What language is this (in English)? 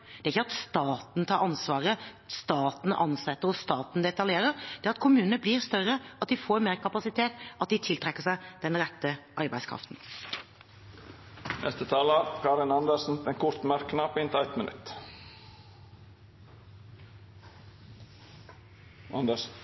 Norwegian